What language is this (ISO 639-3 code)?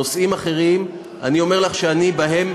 heb